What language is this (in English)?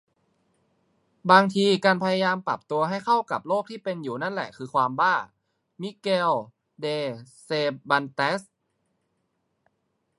Thai